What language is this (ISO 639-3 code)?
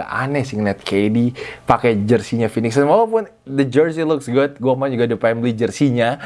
ind